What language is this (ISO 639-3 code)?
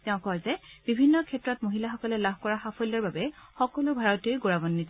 asm